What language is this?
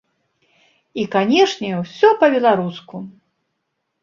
Belarusian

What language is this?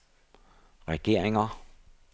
Danish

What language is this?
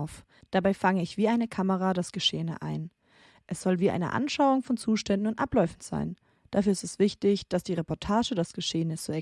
German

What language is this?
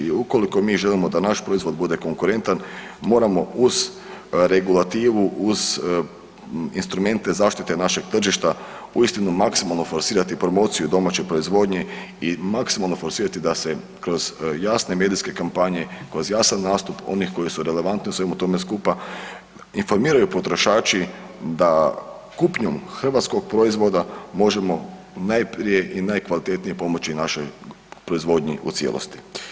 Croatian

